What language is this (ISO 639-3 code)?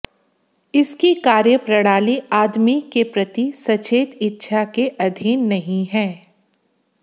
hin